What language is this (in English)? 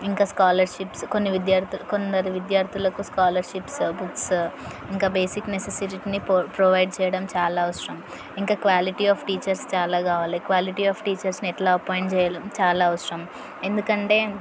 Telugu